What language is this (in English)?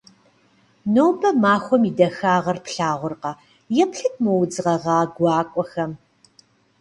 Kabardian